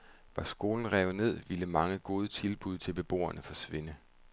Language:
Danish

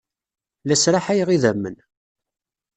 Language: Kabyle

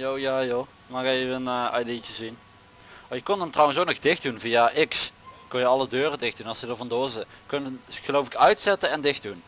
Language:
Dutch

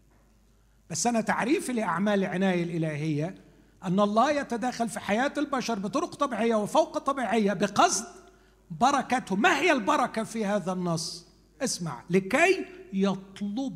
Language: Arabic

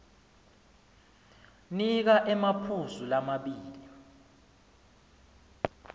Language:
Swati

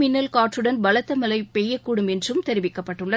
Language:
Tamil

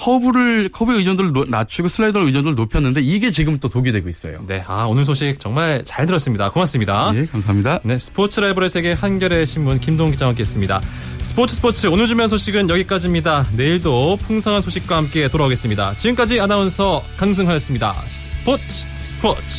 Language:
Korean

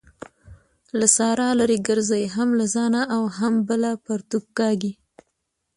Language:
Pashto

